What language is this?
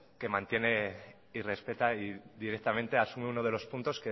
Spanish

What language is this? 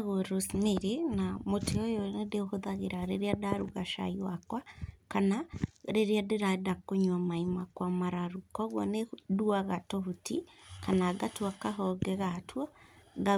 Kikuyu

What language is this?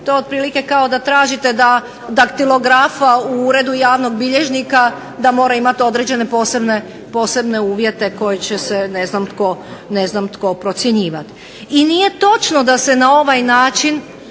Croatian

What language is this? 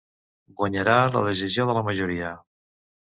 Catalan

